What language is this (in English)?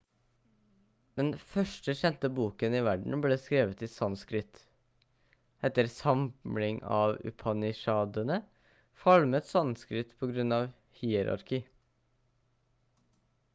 Norwegian Bokmål